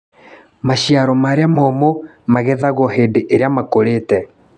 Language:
Kikuyu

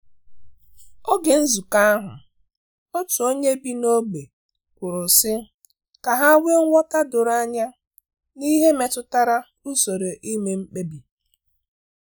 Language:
Igbo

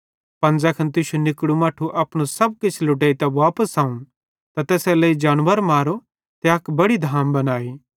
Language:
Bhadrawahi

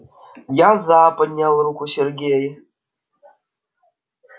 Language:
Russian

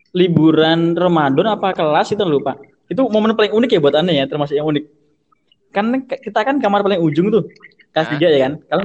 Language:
Indonesian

